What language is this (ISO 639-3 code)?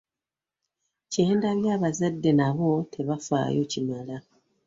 lug